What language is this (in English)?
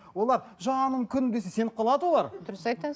Kazakh